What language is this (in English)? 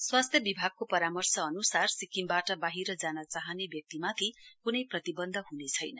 Nepali